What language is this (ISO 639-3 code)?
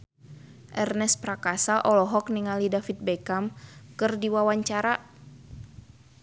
sun